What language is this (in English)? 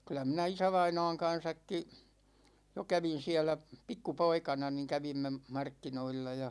Finnish